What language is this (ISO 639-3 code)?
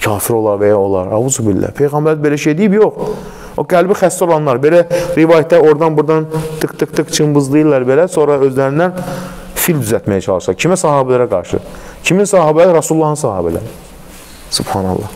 tur